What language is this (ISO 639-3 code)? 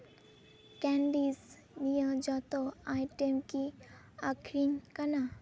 sat